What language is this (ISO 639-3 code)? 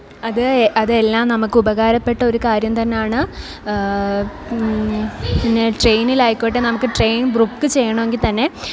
mal